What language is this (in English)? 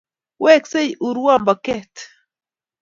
Kalenjin